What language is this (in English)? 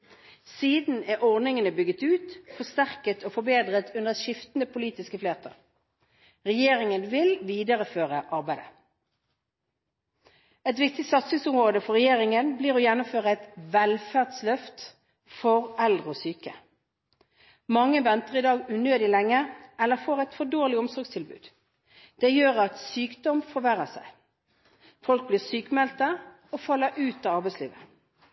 Norwegian Bokmål